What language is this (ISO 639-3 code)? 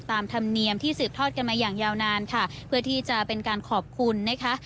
tha